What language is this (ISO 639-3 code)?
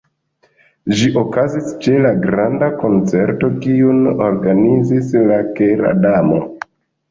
epo